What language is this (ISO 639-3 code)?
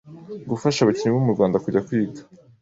kin